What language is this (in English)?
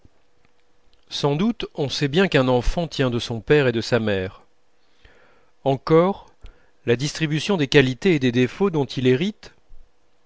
French